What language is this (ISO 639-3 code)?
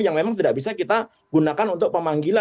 ind